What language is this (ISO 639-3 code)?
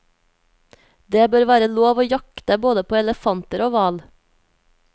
nor